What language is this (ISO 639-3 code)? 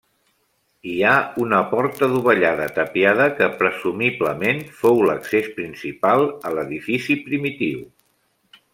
cat